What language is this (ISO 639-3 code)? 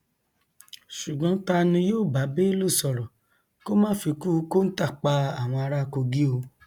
yor